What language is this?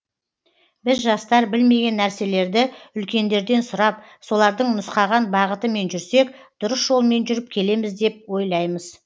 Kazakh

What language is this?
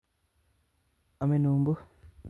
Kalenjin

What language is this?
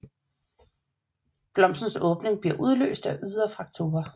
Danish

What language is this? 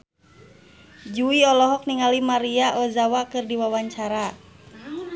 Sundanese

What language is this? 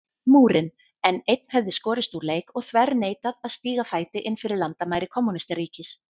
Icelandic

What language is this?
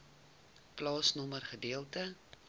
Afrikaans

